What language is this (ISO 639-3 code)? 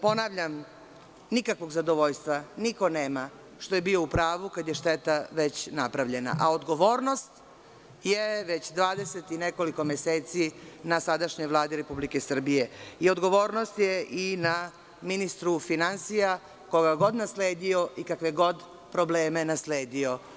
srp